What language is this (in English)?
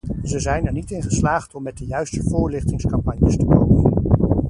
Dutch